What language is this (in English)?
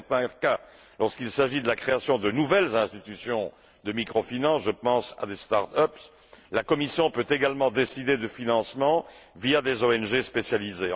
French